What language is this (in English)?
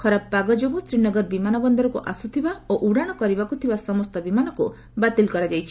Odia